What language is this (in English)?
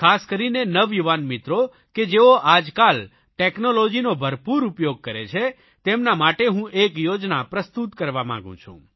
Gujarati